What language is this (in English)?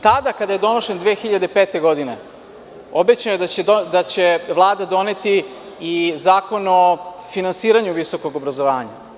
Serbian